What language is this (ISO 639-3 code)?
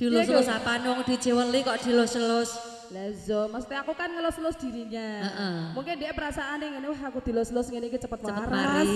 ind